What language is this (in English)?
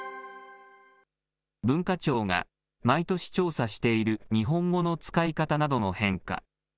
Japanese